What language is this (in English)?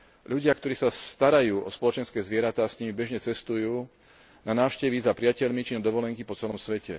Slovak